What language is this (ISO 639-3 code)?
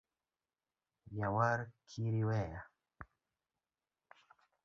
luo